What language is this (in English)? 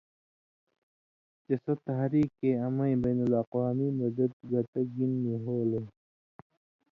Indus Kohistani